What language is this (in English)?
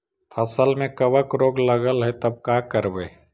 Magahi